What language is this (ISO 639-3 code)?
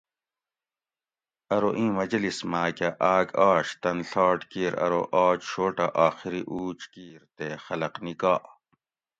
gwc